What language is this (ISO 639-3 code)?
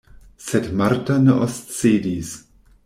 epo